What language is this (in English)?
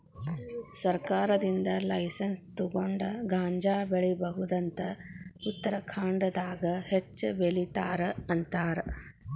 Kannada